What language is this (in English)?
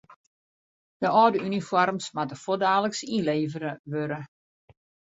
Western Frisian